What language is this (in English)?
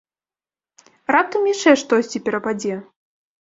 Belarusian